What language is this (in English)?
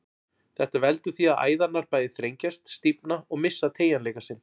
Icelandic